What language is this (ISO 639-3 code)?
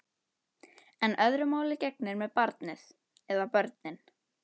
isl